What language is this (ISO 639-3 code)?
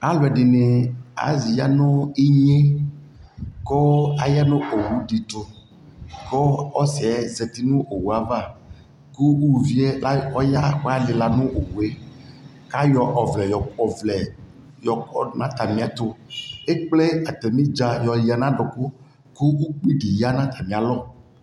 kpo